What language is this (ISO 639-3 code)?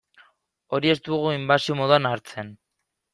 eus